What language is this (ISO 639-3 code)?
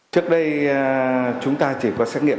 vie